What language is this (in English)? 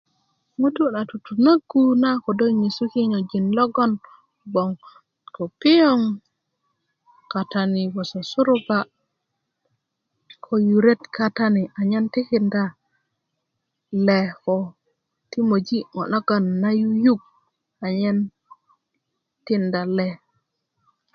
Kuku